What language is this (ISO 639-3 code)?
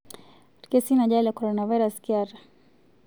mas